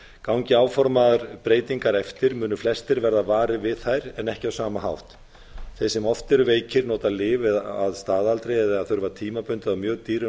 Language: Icelandic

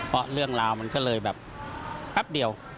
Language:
Thai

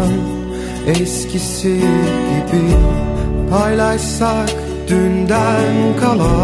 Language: Turkish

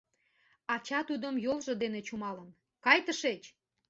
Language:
Mari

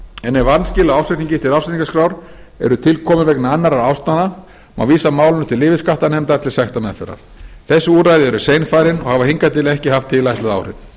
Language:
Icelandic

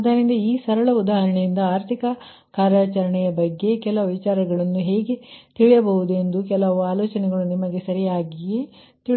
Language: Kannada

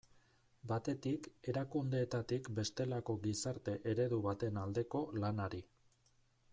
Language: Basque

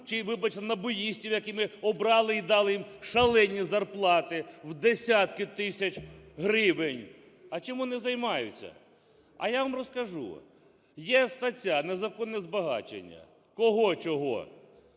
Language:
Ukrainian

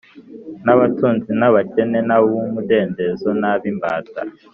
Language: Kinyarwanda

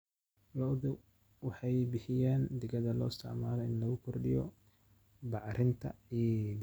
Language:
Somali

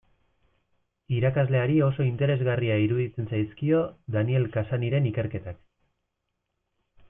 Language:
Basque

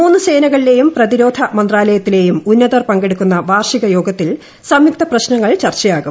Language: Malayalam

